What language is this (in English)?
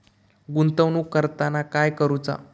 Marathi